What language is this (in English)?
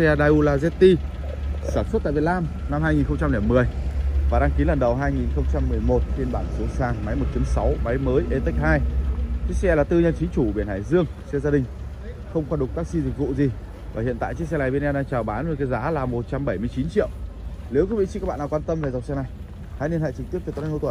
Vietnamese